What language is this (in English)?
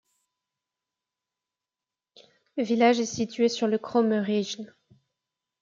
French